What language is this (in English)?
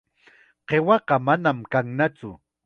Chiquián Ancash Quechua